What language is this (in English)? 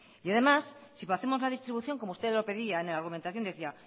Spanish